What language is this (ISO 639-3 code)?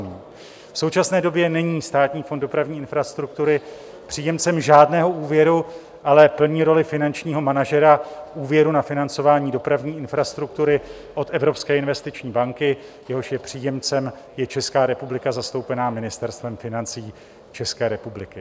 ces